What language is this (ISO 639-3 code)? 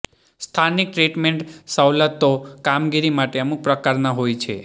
guj